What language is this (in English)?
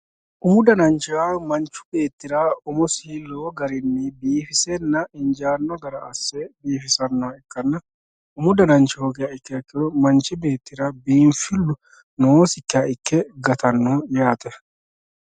Sidamo